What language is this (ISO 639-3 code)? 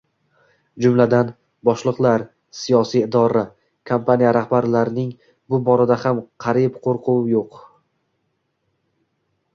uzb